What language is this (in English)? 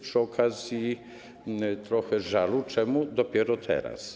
Polish